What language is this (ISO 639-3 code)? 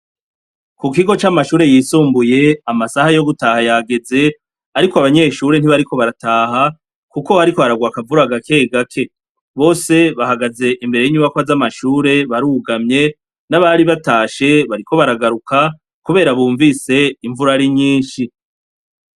run